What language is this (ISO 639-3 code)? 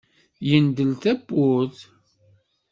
kab